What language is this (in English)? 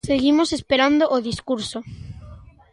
Galician